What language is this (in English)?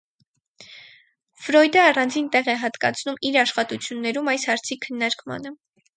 Armenian